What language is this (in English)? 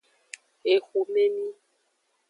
Aja (Benin)